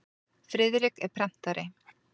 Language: Icelandic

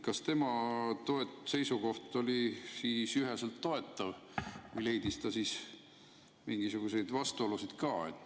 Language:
Estonian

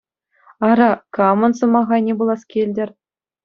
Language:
Chuvash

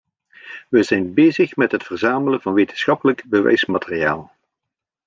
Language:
Dutch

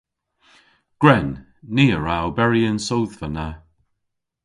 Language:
Cornish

